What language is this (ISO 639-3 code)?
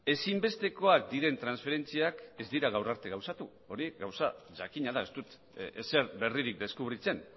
eus